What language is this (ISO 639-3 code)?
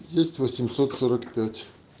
rus